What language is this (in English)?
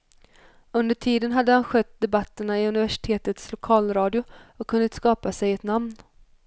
Swedish